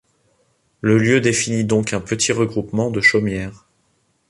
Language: French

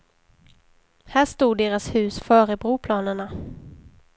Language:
Swedish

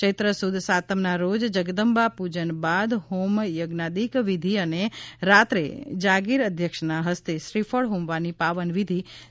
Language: Gujarati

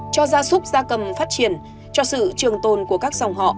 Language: Vietnamese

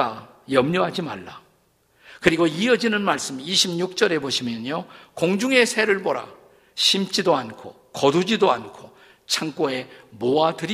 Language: Korean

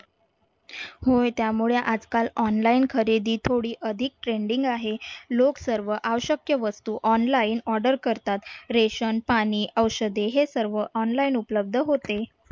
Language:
Marathi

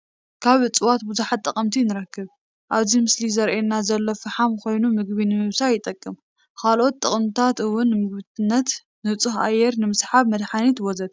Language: Tigrinya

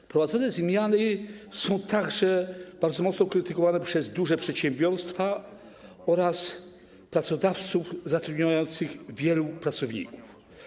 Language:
Polish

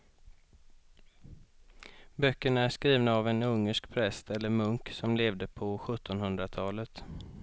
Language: Swedish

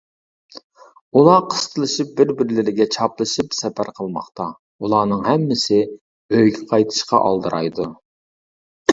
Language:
Uyghur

